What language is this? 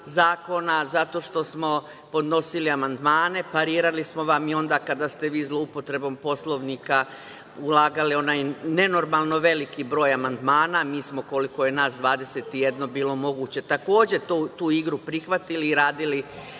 Serbian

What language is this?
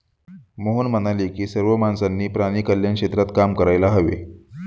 Marathi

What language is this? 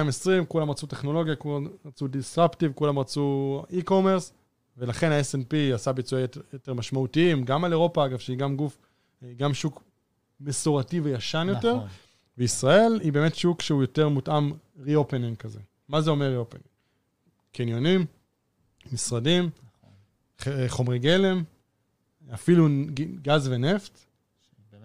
Hebrew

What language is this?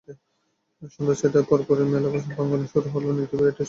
Bangla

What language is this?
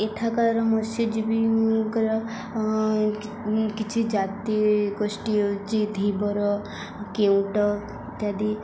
Odia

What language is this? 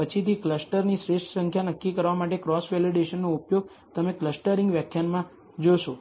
Gujarati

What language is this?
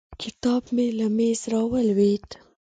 Pashto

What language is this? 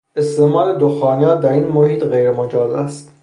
Persian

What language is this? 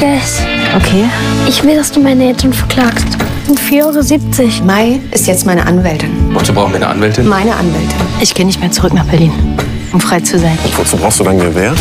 German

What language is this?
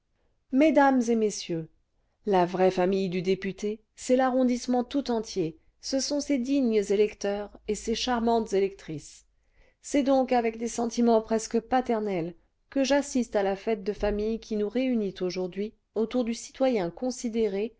French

